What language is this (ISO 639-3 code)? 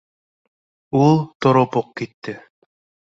bak